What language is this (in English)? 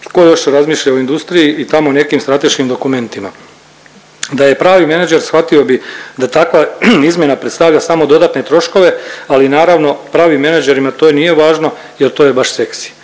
Croatian